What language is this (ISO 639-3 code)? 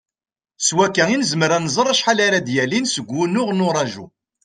kab